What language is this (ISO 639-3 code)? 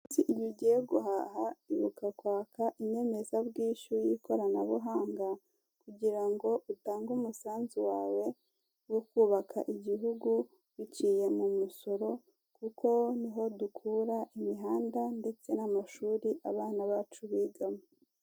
kin